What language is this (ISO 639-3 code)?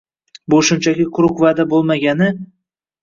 uzb